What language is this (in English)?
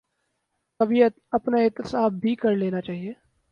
Urdu